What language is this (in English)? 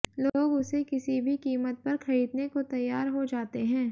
Hindi